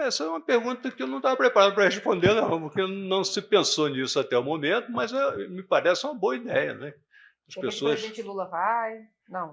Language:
Portuguese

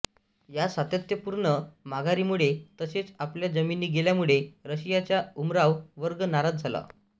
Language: Marathi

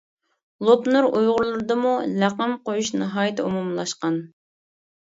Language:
Uyghur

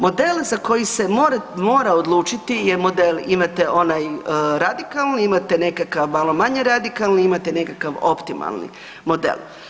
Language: Croatian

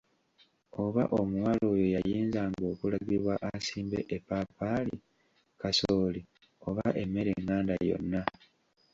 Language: Ganda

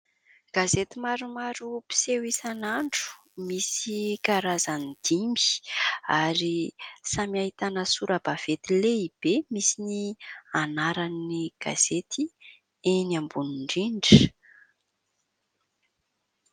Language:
Malagasy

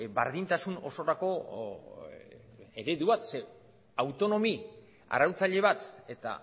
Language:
Basque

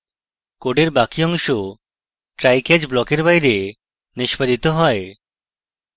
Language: Bangla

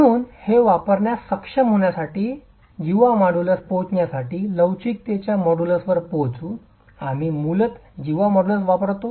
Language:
Marathi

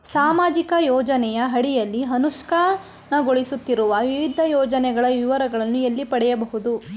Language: Kannada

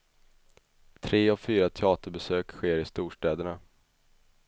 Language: Swedish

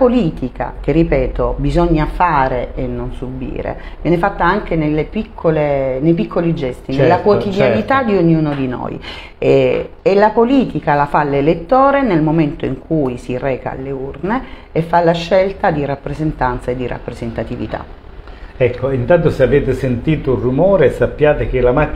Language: Italian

